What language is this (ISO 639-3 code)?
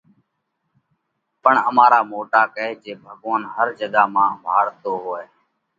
kvx